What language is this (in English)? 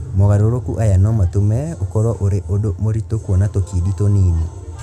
Kikuyu